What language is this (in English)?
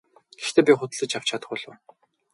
Mongolian